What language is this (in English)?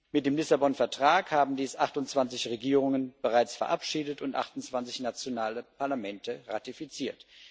German